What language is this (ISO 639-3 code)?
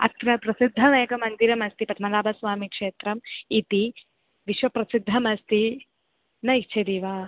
san